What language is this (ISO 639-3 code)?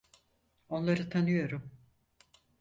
tur